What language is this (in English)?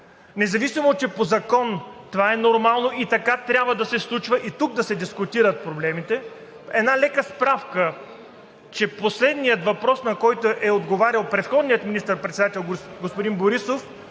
Bulgarian